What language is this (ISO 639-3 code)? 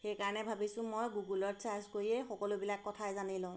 asm